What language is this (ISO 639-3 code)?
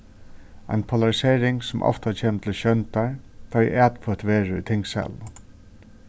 fao